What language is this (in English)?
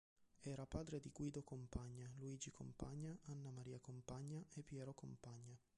Italian